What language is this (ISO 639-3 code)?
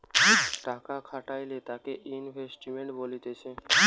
ben